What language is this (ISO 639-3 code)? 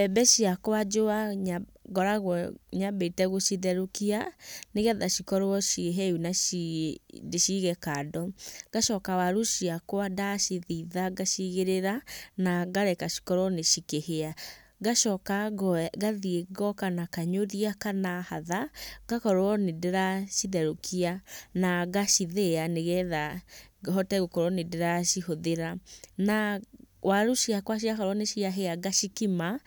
kik